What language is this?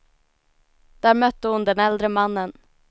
Swedish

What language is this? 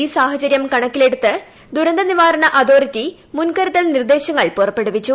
Malayalam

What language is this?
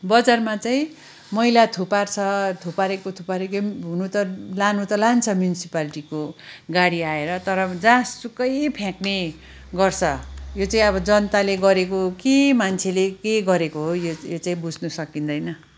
Nepali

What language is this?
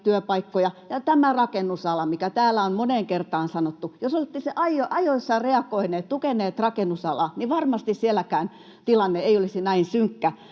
Finnish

